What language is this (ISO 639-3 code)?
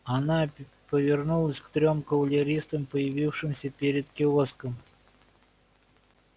rus